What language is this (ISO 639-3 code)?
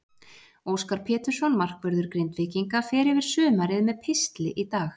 isl